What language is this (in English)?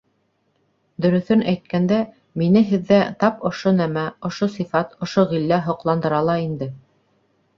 Bashkir